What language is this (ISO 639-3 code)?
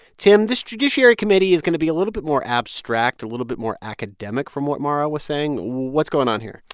eng